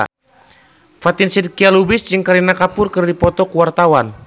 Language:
Sundanese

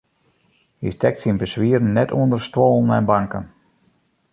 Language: Western Frisian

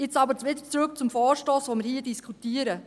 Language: Swiss German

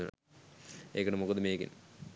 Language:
Sinhala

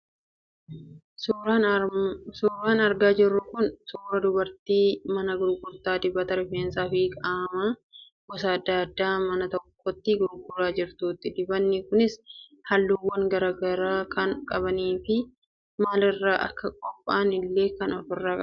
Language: Oromo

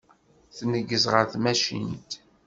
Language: Kabyle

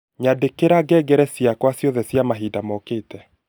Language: Kikuyu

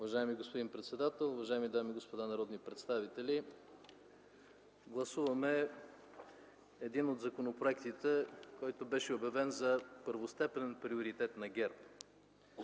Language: Bulgarian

